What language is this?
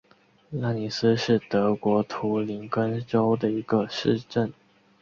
Chinese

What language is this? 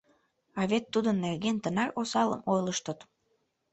Mari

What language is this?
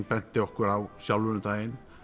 Icelandic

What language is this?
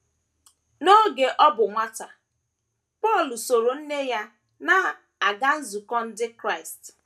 Igbo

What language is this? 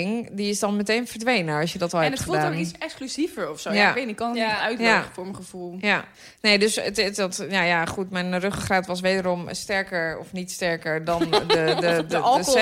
Dutch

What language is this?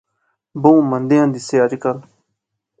Pahari-Potwari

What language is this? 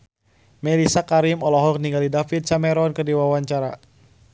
Sundanese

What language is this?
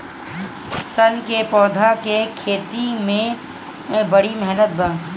Bhojpuri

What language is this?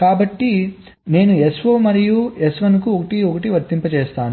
Telugu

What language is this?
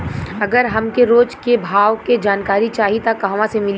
Bhojpuri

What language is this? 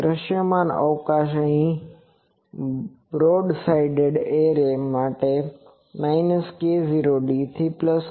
Gujarati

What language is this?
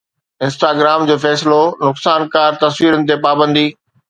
Sindhi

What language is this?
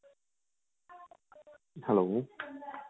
Punjabi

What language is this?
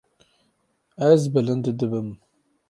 Kurdish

